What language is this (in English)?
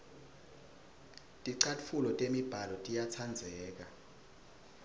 Swati